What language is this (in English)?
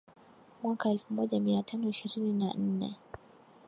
Swahili